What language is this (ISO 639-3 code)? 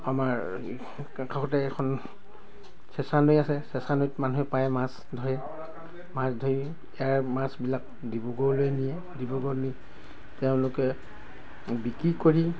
asm